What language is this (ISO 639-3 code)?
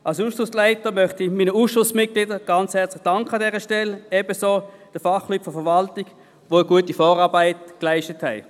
gsw